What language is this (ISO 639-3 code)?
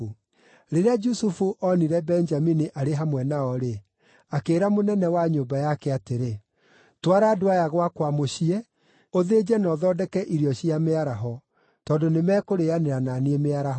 kik